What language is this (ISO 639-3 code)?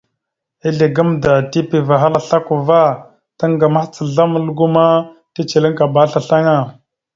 mxu